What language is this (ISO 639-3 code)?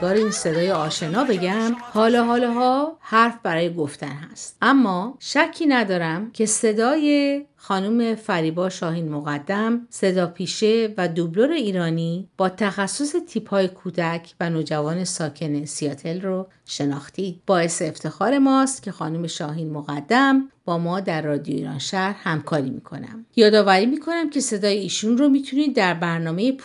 fas